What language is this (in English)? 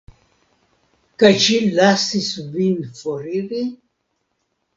Esperanto